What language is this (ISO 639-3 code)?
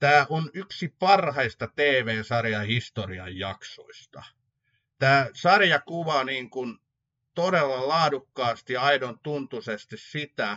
fin